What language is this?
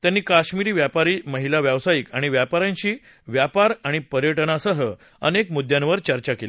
Marathi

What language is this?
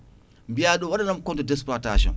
Fula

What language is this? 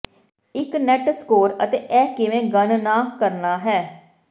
Punjabi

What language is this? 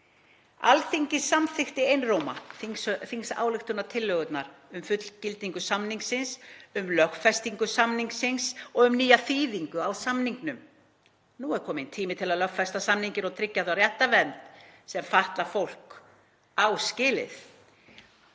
Icelandic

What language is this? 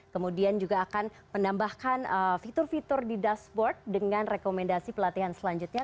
Indonesian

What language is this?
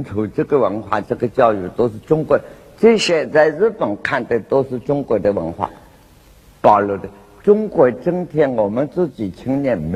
Chinese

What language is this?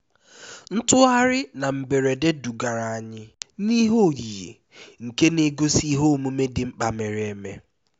Igbo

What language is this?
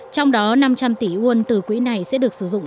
Vietnamese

